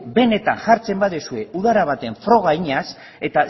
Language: Basque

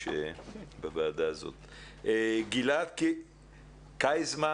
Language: Hebrew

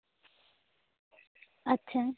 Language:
Santali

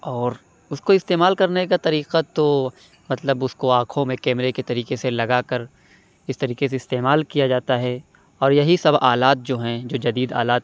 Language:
Urdu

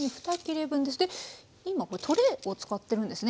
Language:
Japanese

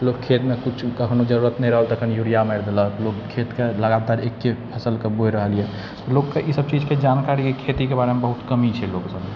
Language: Maithili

